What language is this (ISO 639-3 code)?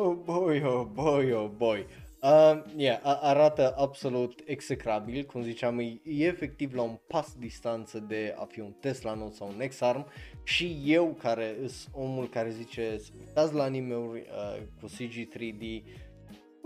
ron